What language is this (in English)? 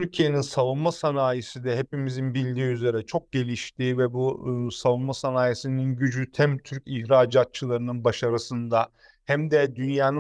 Turkish